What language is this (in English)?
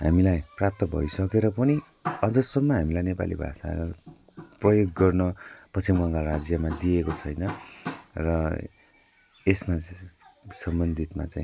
Nepali